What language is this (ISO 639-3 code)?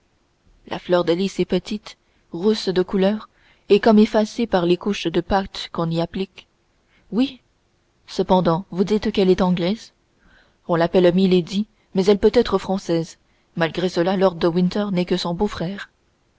fra